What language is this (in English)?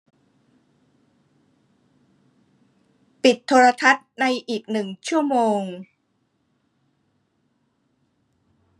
Thai